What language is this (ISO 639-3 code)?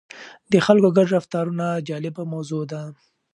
pus